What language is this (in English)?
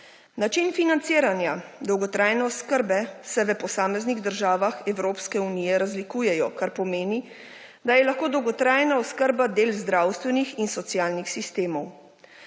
Slovenian